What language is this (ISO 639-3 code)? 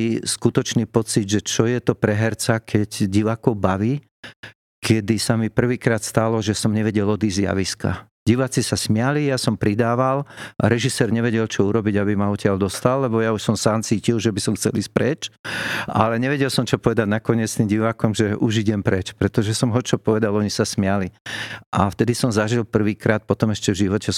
slk